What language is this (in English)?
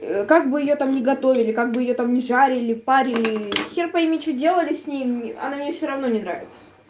Russian